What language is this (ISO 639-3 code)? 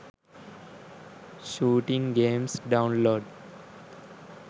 sin